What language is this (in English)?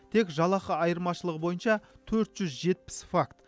Kazakh